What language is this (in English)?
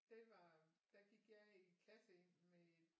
Danish